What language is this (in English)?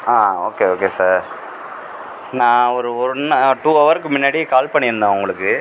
Tamil